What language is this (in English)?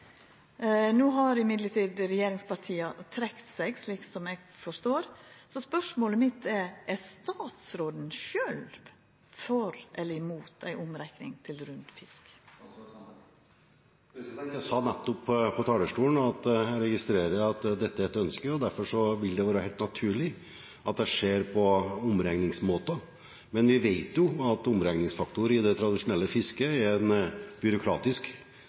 Norwegian